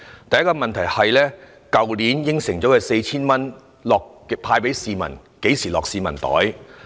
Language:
Cantonese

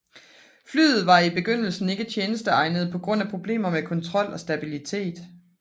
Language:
Danish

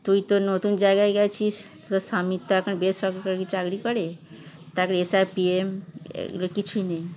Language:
Bangla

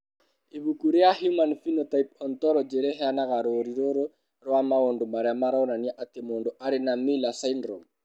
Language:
Kikuyu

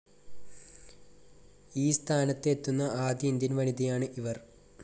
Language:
Malayalam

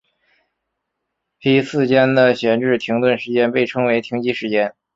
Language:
Chinese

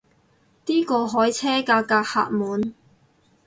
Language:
Cantonese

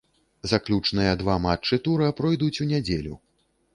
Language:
Belarusian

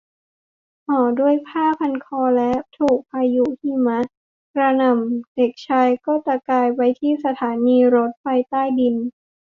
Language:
Thai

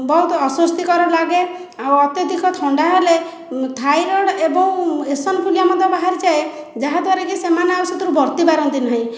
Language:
Odia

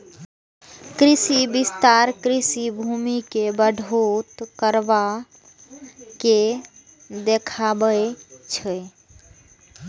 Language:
Maithili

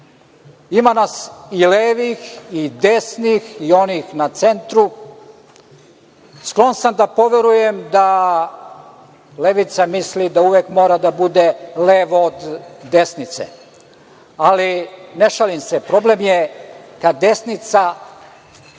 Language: Serbian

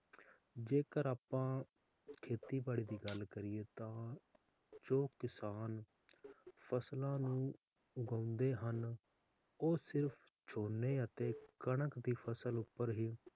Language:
Punjabi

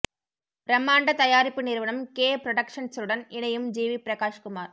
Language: Tamil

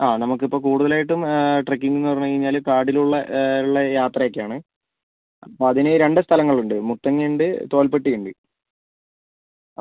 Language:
Malayalam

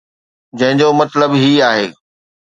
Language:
Sindhi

